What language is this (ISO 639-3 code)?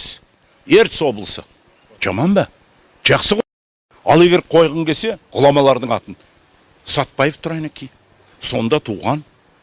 kaz